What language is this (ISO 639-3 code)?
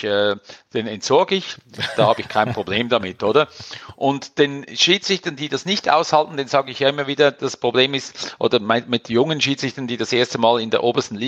deu